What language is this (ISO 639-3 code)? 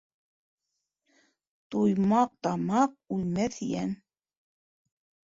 bak